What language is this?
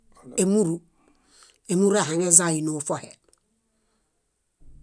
Bayot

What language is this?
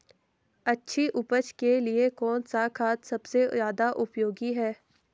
Hindi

